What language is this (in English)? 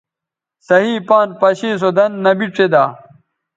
Bateri